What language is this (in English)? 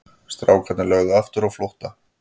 Icelandic